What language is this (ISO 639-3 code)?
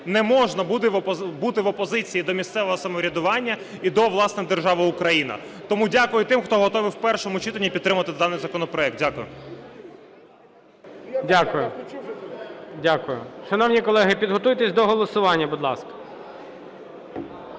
ukr